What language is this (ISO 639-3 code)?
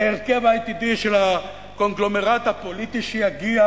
heb